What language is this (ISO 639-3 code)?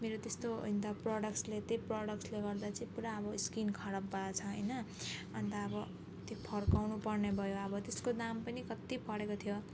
nep